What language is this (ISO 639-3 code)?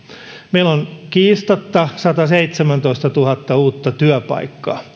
fin